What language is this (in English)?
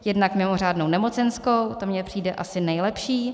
Czech